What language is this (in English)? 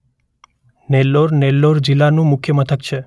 Gujarati